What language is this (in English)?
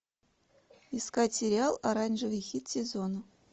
Russian